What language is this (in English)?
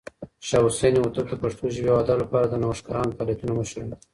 Pashto